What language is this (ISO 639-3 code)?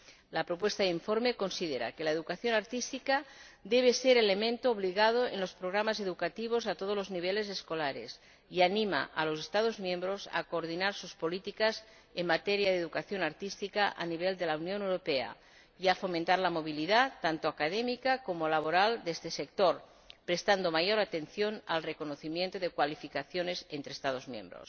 spa